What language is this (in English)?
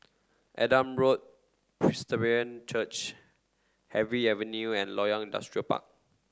English